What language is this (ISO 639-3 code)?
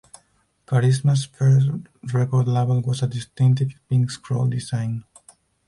eng